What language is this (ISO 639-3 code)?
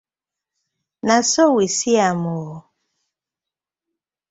pcm